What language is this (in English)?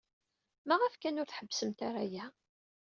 Kabyle